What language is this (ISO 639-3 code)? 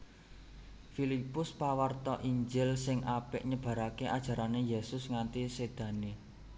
jav